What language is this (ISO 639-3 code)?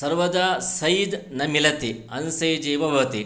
san